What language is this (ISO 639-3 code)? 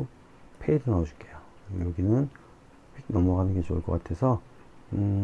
kor